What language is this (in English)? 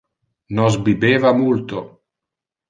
Interlingua